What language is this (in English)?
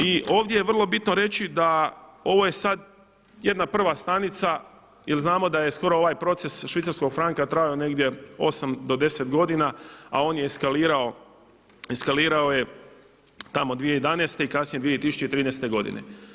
Croatian